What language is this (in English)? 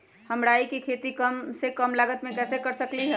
Magahi